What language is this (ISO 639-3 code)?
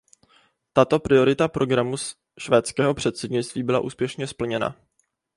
ces